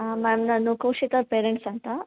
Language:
Kannada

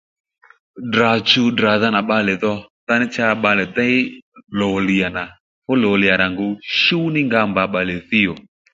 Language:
Lendu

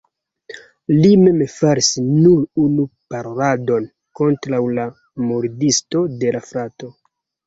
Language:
Esperanto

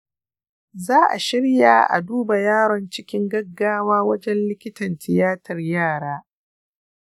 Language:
Hausa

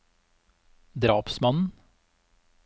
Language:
Norwegian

